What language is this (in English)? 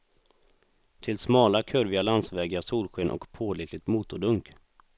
Swedish